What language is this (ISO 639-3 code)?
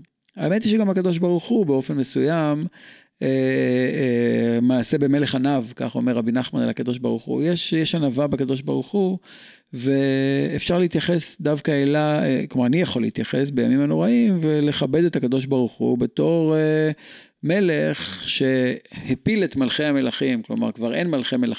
heb